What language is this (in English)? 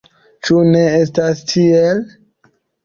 Esperanto